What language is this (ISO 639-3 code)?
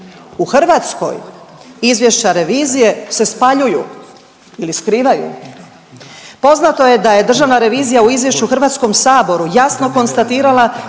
hrv